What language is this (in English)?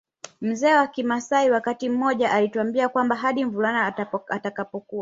Swahili